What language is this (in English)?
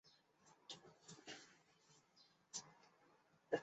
Chinese